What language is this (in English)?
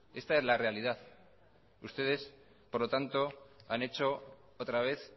Spanish